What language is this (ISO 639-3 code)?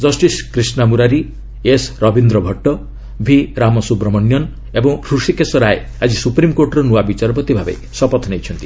ori